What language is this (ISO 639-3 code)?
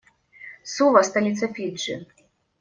rus